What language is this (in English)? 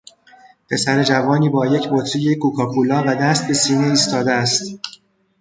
Persian